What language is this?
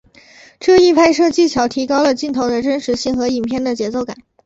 Chinese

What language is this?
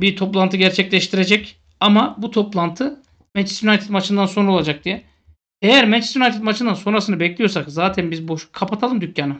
Turkish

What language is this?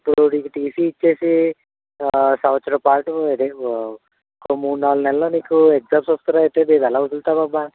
Telugu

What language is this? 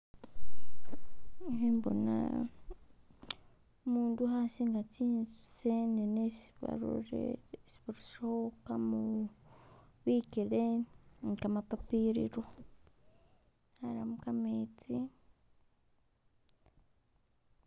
Masaaba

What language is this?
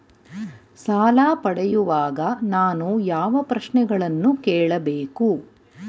Kannada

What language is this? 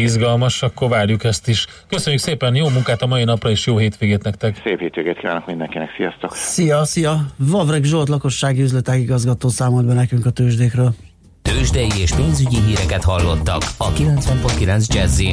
Hungarian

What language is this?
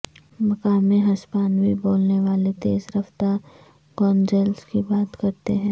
Urdu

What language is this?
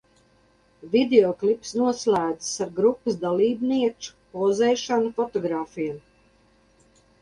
Latvian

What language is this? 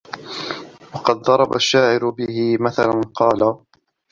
Arabic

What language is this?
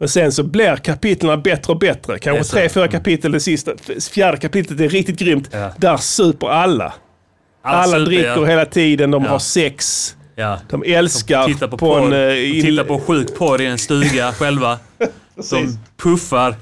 Swedish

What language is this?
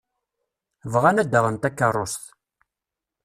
Kabyle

